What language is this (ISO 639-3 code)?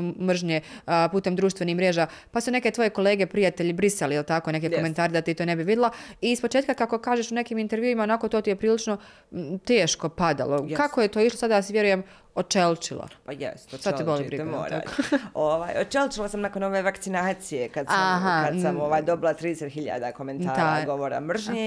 hrv